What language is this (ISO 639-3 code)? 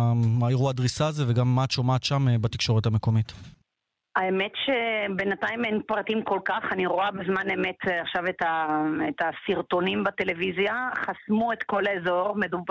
heb